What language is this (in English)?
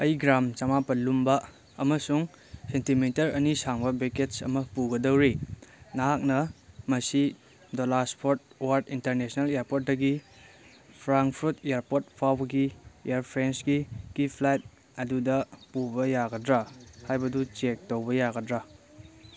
Manipuri